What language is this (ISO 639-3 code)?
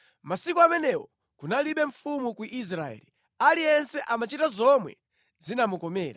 nya